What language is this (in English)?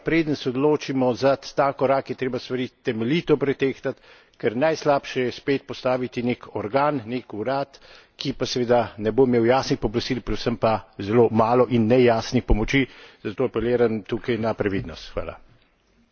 Slovenian